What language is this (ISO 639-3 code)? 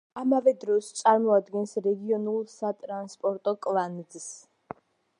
kat